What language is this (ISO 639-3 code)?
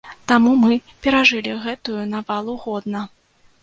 bel